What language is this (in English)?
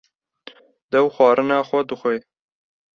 Kurdish